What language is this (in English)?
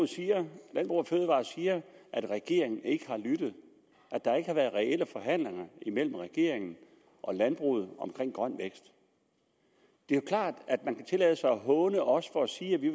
Danish